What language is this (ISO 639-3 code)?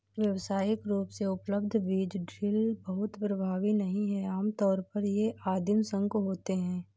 hin